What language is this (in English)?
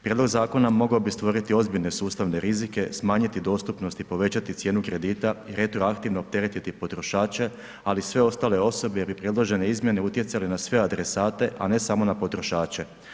Croatian